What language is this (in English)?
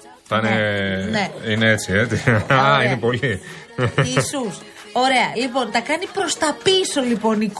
Greek